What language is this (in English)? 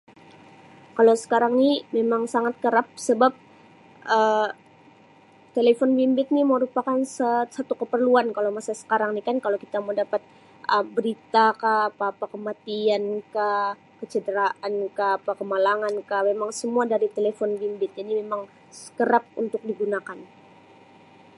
Sabah Malay